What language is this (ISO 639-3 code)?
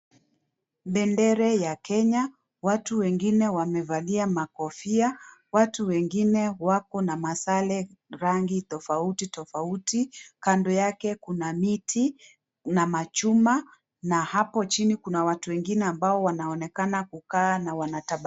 swa